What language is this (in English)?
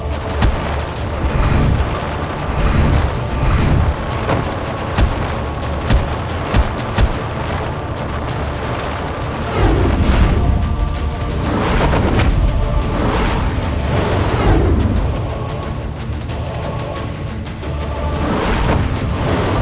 Indonesian